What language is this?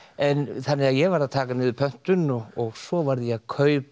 Icelandic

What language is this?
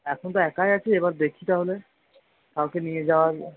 Bangla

